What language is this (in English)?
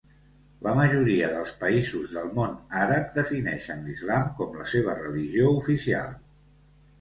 Catalan